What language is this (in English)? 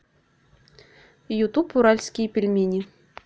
Russian